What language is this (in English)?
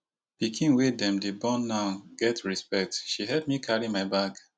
Nigerian Pidgin